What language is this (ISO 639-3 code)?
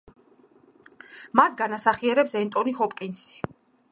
kat